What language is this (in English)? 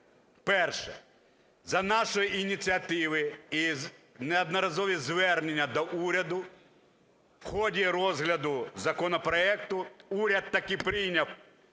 Ukrainian